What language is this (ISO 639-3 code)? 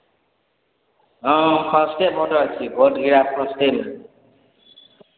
mai